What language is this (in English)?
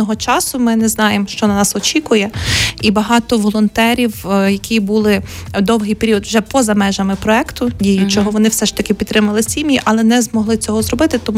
Ukrainian